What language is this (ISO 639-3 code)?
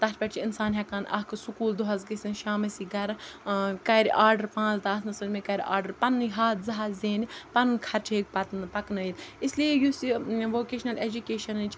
kas